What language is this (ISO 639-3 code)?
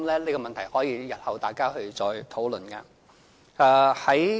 yue